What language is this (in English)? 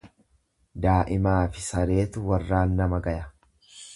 Oromo